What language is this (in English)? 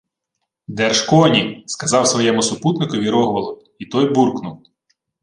Ukrainian